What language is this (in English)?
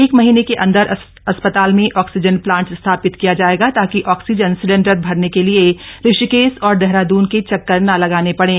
Hindi